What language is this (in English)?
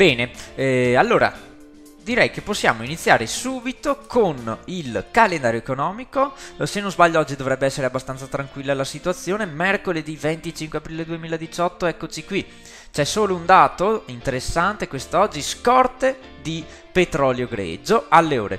Italian